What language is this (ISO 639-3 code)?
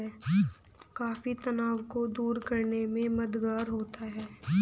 hin